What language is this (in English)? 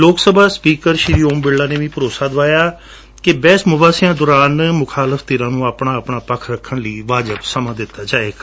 Punjabi